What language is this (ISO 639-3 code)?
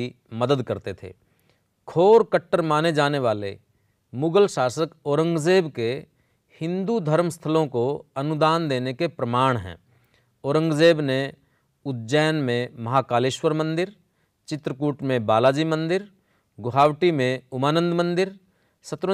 hin